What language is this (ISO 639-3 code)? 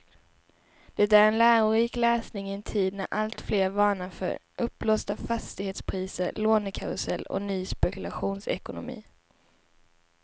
swe